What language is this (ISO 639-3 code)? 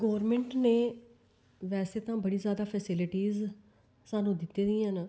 doi